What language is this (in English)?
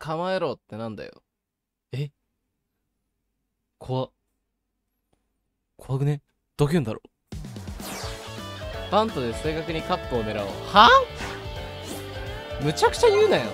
Japanese